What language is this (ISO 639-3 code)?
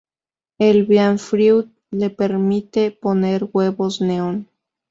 spa